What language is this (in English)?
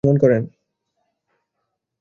Bangla